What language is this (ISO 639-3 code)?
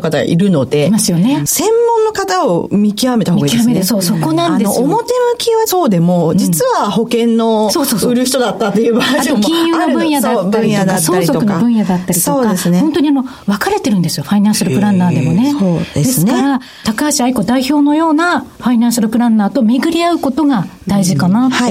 jpn